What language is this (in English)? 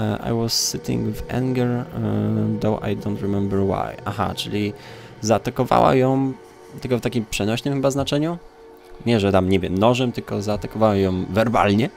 Polish